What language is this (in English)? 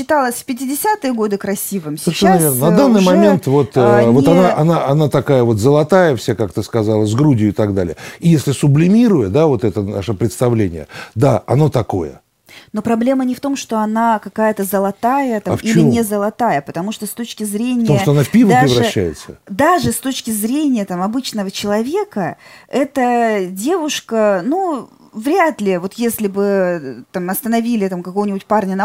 Russian